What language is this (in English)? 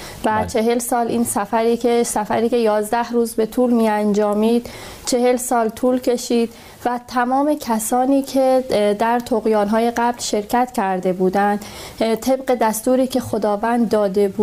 Persian